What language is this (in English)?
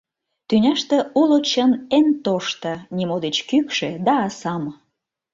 Mari